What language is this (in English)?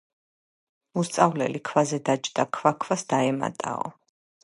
Georgian